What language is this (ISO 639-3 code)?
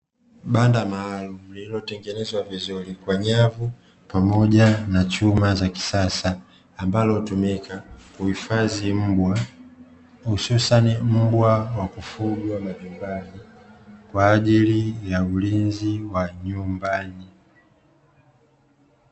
swa